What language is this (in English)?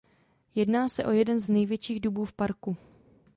Czech